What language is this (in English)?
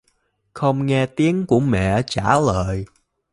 Vietnamese